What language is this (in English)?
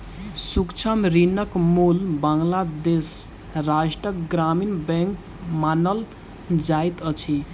Maithili